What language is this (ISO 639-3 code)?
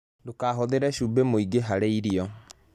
kik